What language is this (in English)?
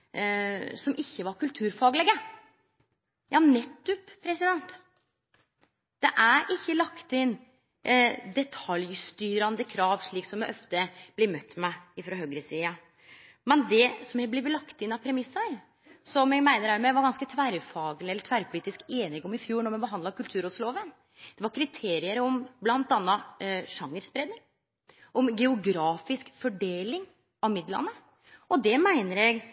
Norwegian Nynorsk